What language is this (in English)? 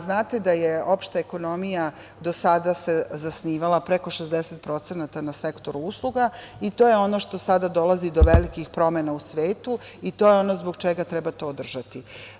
Serbian